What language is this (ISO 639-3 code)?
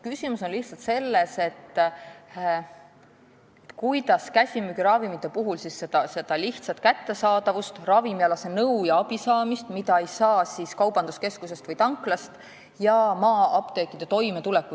est